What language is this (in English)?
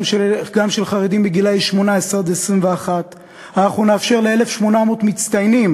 Hebrew